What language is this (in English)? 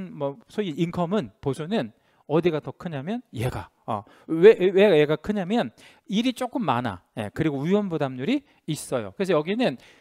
Korean